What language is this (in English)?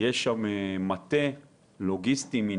Hebrew